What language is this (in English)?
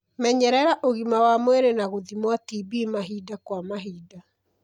Kikuyu